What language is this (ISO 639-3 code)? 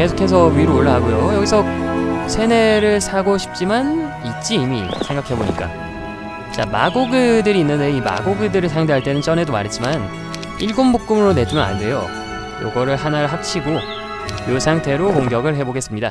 kor